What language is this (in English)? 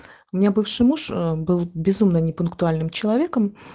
Russian